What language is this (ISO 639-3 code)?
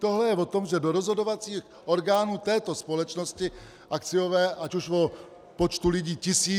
ces